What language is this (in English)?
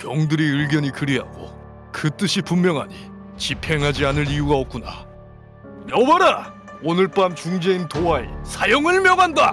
Korean